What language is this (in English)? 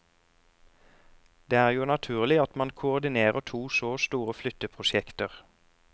Norwegian